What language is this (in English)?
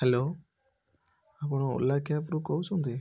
Odia